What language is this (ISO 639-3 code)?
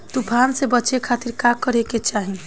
bho